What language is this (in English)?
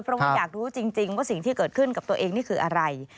Thai